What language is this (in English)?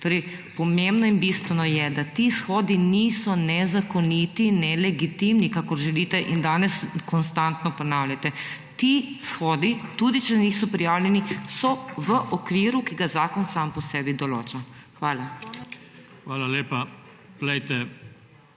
Slovenian